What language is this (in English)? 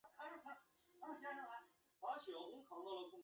Chinese